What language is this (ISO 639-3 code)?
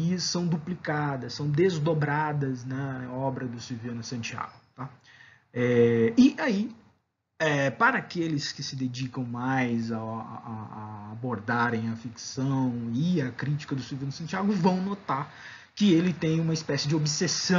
por